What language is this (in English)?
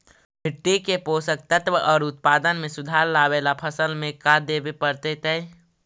Magahi